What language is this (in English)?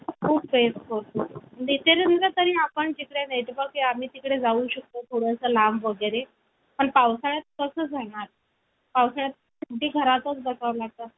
Marathi